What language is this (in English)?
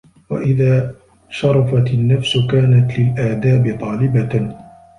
Arabic